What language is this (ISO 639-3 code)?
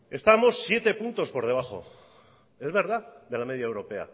spa